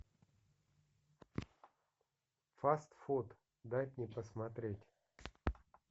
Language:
Russian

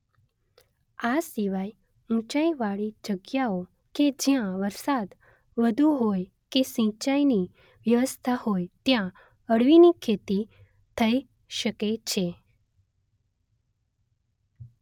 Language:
Gujarati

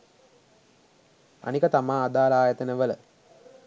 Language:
Sinhala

